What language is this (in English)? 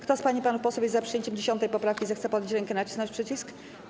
Polish